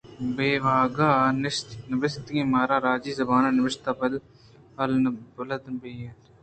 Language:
Eastern Balochi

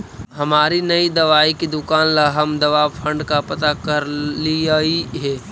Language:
Magahi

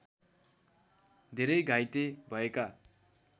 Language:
Nepali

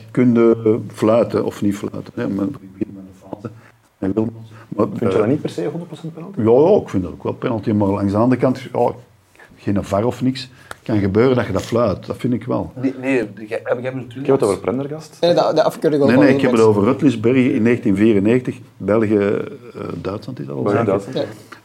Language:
Dutch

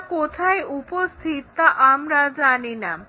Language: Bangla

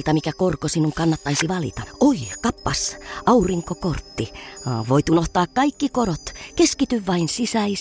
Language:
Finnish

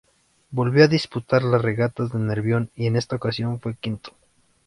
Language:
Spanish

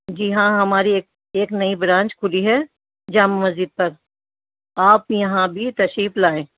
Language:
Urdu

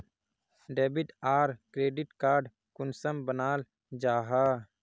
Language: Magahi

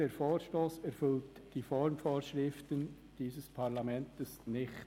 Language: Swiss German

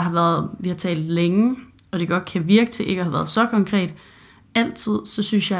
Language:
Danish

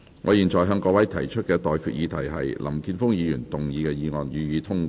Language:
Cantonese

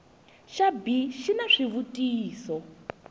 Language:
Tsonga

